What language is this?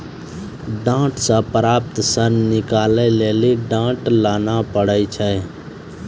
Maithili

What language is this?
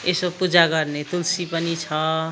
Nepali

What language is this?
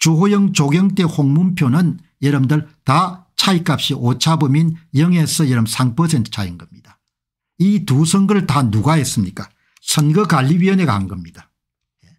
Korean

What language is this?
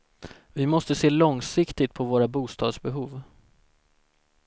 Swedish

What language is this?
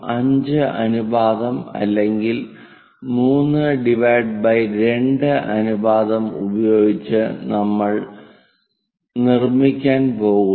Malayalam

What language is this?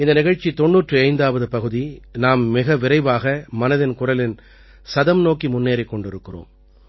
Tamil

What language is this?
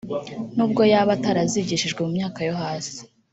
Kinyarwanda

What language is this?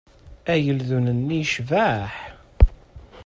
Kabyle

